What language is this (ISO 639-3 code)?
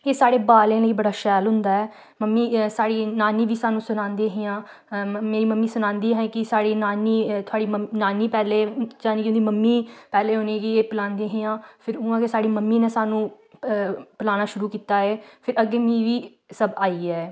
doi